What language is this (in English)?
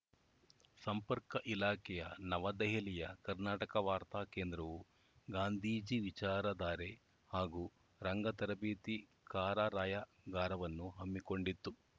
Kannada